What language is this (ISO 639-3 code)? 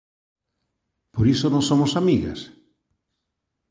glg